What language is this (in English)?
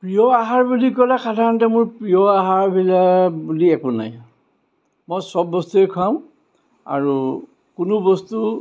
Assamese